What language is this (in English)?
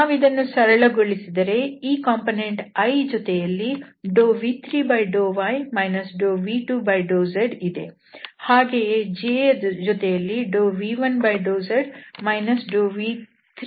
Kannada